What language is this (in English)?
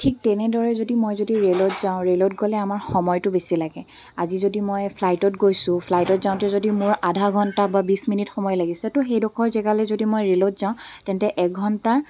Assamese